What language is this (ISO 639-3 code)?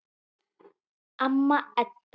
isl